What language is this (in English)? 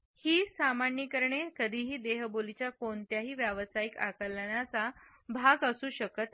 Marathi